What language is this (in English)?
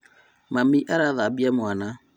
Kikuyu